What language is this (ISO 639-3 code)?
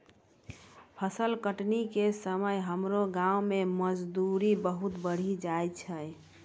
mai